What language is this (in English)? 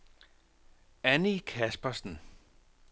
Danish